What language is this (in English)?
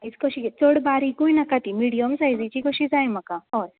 Konkani